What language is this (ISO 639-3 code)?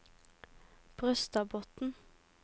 nor